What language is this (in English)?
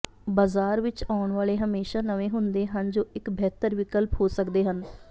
Punjabi